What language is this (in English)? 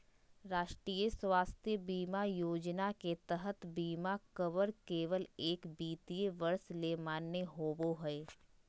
Magahi